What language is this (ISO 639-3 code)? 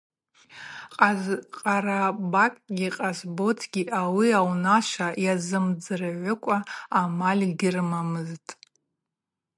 abq